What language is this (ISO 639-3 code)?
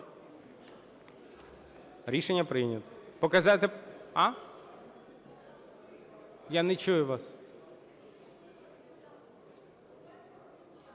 ukr